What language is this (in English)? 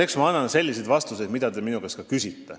Estonian